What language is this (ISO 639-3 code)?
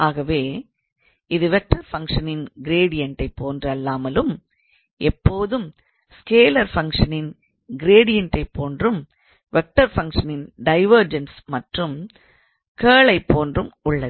tam